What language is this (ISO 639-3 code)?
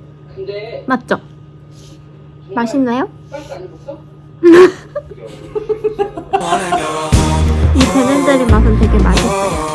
kor